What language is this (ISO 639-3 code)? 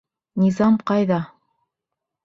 bak